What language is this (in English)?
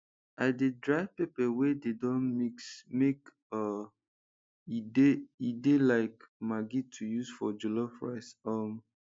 Nigerian Pidgin